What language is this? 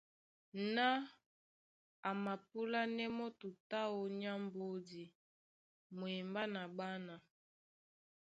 Duala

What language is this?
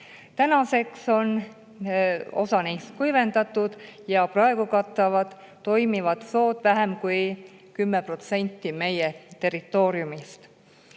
Estonian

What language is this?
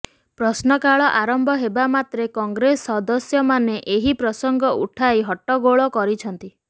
Odia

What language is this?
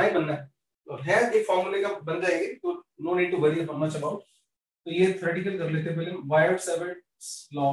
Hindi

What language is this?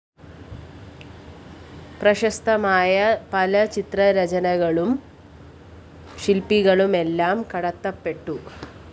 Malayalam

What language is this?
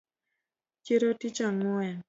Luo (Kenya and Tanzania)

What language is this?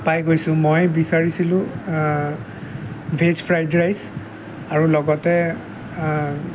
Assamese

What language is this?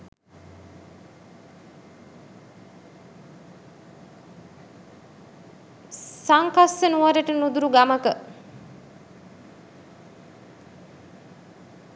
Sinhala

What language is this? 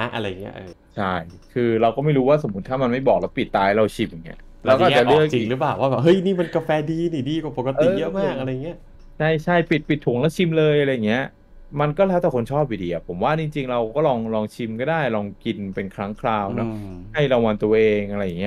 Thai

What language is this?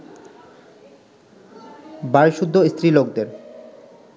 Bangla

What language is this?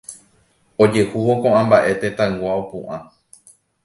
Guarani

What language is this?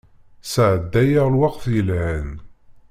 Kabyle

